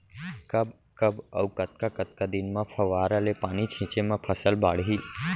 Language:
Chhattisgarhi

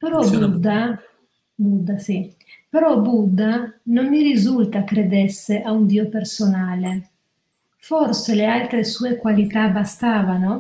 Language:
Italian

